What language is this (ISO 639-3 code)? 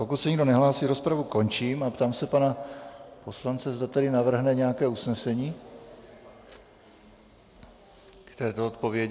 ces